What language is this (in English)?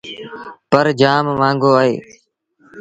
Sindhi Bhil